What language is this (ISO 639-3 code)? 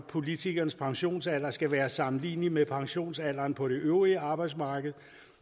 dan